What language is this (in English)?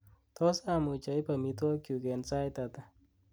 Kalenjin